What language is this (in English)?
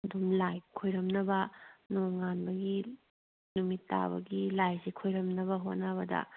Manipuri